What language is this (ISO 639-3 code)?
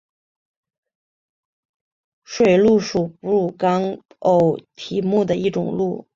zho